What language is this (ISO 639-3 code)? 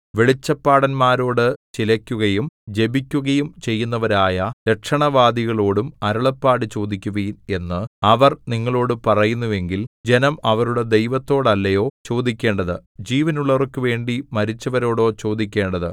mal